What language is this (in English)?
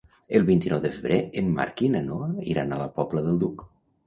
Catalan